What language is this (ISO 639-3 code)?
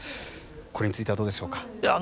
jpn